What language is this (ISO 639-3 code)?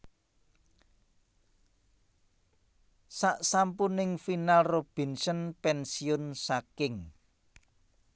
jav